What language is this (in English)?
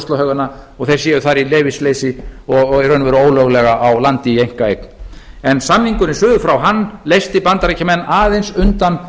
Icelandic